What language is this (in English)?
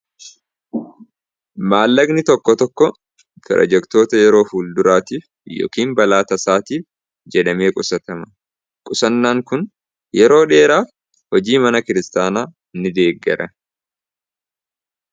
Oromo